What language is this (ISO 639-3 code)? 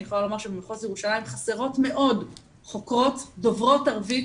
heb